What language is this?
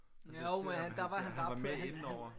Danish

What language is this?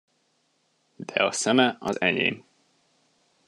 Hungarian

